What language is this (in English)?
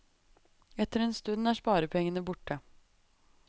Norwegian